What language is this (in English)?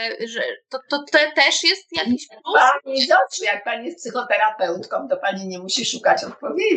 Polish